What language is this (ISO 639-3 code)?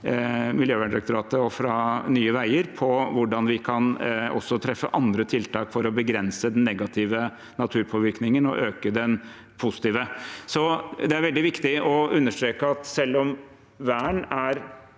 nor